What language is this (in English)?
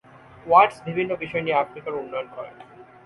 Bangla